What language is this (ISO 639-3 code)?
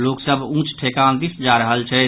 mai